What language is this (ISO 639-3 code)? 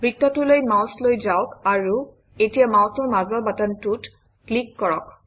asm